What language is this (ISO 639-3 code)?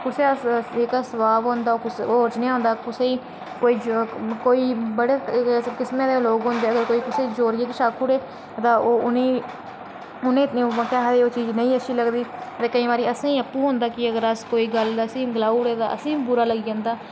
doi